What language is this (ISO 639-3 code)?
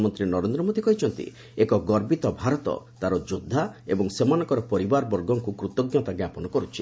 ori